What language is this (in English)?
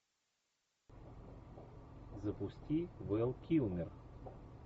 Russian